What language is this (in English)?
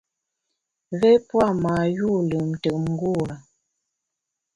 Bamun